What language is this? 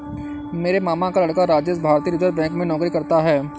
Hindi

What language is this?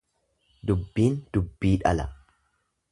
Oromo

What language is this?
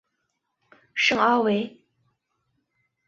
Chinese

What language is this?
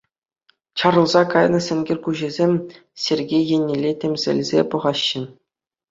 Chuvash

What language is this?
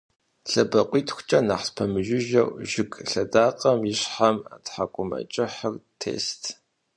Kabardian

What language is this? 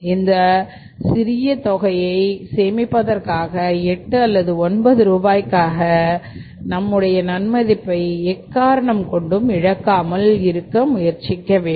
Tamil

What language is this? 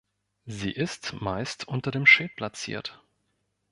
German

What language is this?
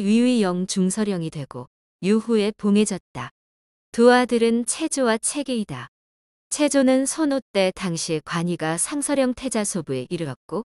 Korean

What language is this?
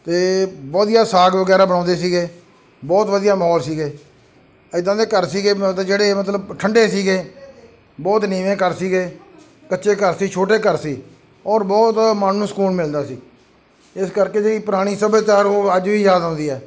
Punjabi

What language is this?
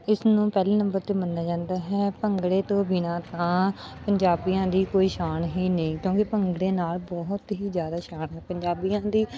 Punjabi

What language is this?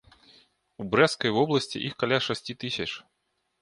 Belarusian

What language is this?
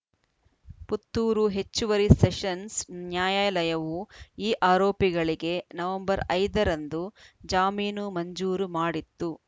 Kannada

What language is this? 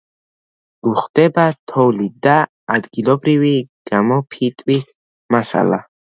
Georgian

